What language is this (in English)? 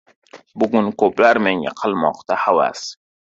Uzbek